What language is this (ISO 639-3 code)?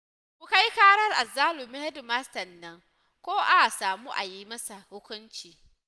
hau